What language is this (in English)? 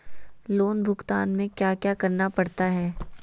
Magahi